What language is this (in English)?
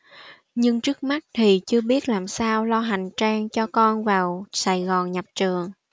Vietnamese